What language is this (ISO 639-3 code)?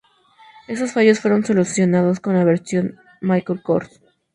spa